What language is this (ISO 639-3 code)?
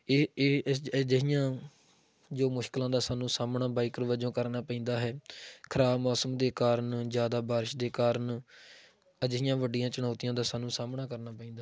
pan